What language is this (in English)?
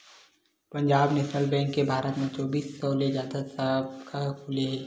Chhattisgarhi